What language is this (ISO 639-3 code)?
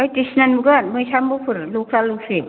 brx